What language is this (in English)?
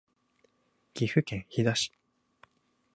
Japanese